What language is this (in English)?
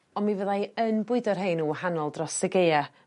Welsh